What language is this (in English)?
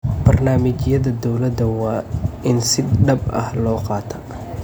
Somali